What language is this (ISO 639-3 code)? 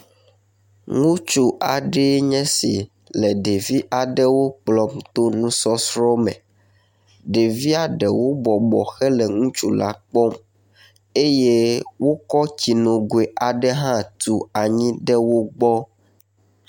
ewe